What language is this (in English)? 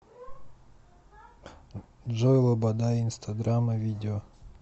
Russian